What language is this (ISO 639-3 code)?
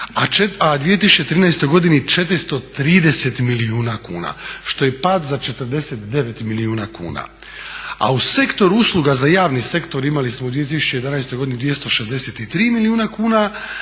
hrv